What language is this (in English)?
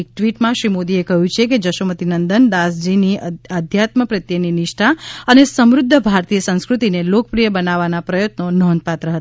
Gujarati